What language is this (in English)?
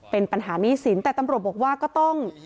Thai